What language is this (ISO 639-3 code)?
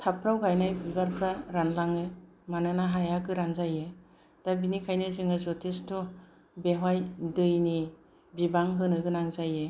brx